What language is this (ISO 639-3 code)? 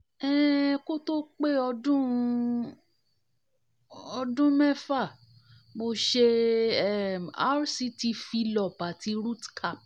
yor